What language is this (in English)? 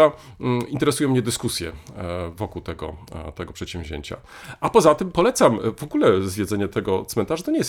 Polish